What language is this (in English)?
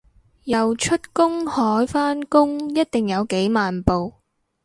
Cantonese